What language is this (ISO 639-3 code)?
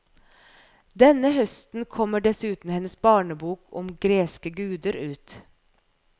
nor